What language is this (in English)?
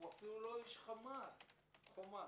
Hebrew